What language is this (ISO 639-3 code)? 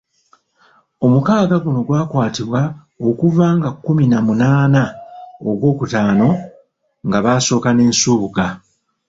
lug